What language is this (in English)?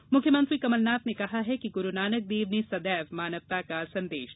Hindi